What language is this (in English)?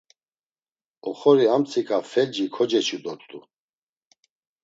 Laz